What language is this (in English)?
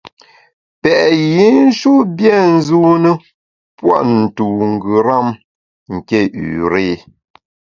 Bamun